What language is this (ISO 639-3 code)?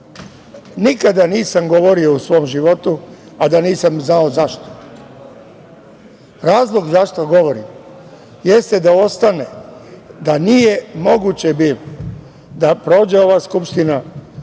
srp